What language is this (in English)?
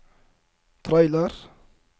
Norwegian